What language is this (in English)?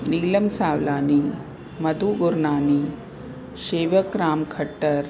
Sindhi